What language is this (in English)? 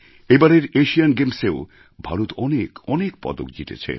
Bangla